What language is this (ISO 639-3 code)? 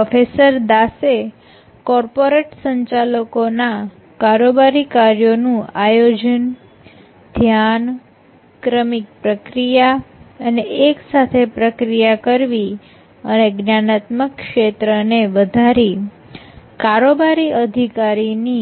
guj